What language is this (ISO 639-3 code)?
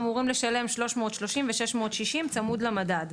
heb